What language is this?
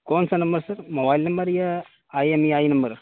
Urdu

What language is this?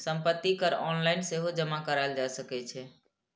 Maithili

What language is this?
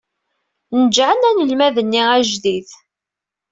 Kabyle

